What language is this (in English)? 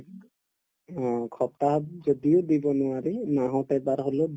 Assamese